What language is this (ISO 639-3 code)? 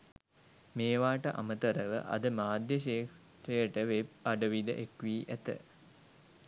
sin